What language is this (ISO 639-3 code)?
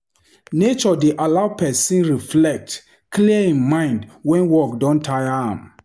pcm